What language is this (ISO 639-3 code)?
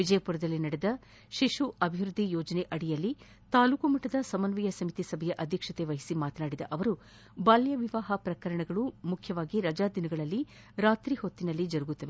kan